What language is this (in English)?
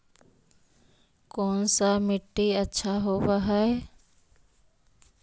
Magahi